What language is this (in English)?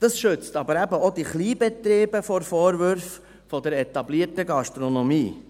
Swiss German